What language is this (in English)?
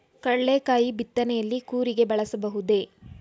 Kannada